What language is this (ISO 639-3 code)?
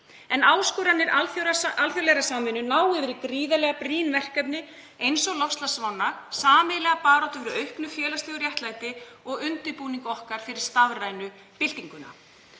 isl